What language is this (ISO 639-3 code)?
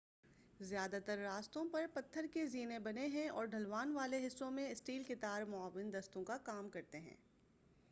urd